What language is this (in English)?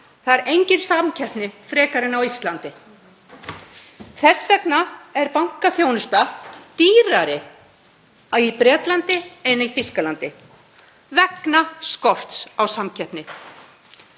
Icelandic